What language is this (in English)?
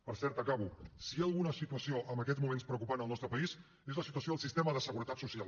Catalan